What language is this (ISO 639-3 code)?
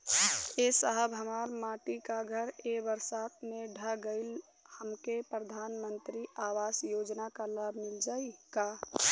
bho